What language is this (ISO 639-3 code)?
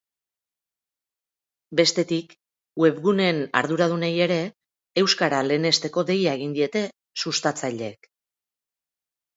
eus